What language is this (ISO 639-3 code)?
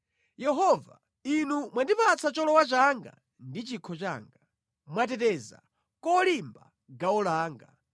nya